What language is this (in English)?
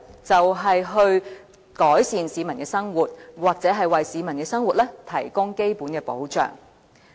Cantonese